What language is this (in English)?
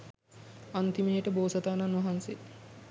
Sinhala